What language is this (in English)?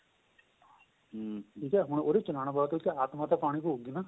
Punjabi